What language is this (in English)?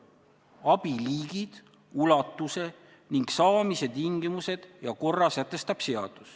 Estonian